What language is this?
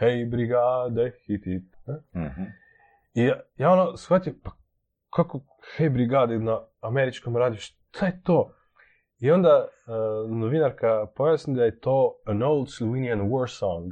Croatian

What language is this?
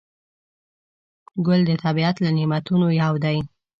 Pashto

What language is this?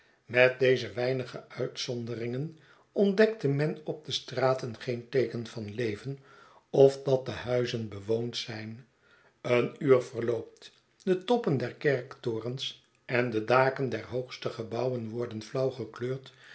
Dutch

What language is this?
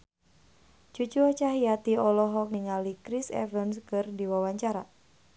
Sundanese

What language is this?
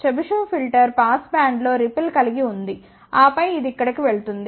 Telugu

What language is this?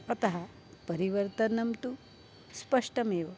Sanskrit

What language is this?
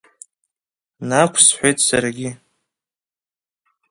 Abkhazian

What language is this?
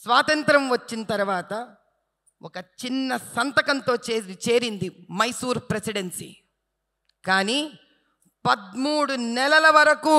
Telugu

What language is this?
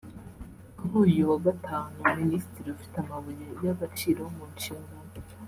Kinyarwanda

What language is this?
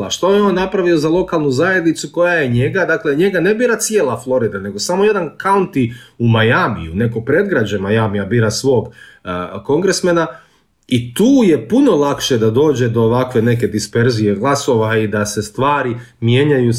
Croatian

